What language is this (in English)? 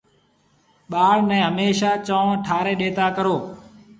Marwari (Pakistan)